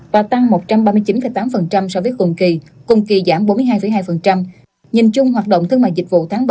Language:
Vietnamese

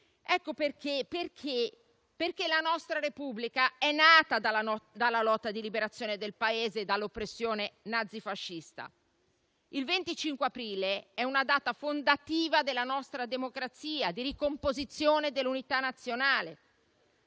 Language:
Italian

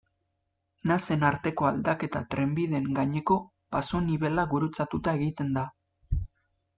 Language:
Basque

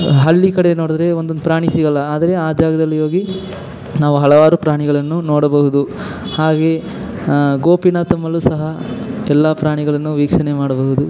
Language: Kannada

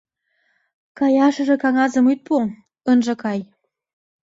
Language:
Mari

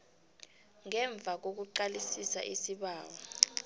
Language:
South Ndebele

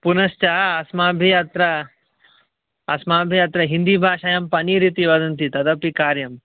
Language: Sanskrit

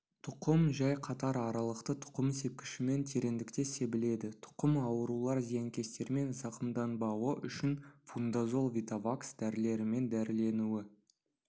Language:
Kazakh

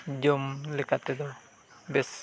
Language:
Santali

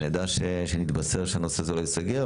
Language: Hebrew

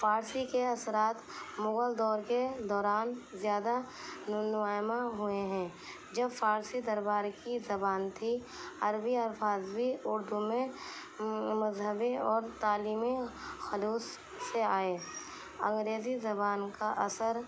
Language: Urdu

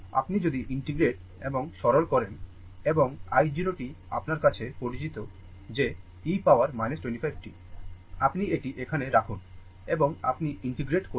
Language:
Bangla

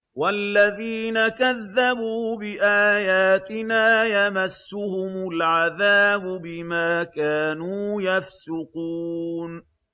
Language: Arabic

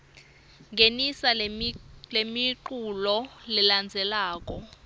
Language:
Swati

